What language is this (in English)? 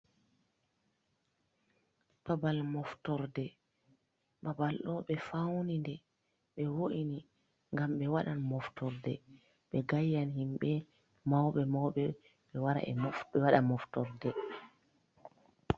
Fula